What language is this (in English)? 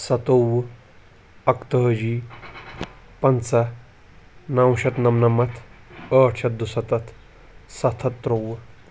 Kashmiri